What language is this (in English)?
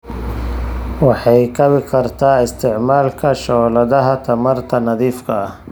Somali